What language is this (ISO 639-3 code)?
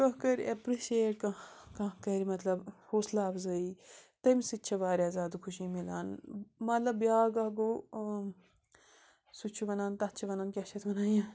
kas